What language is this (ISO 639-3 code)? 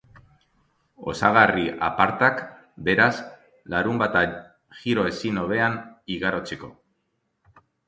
eus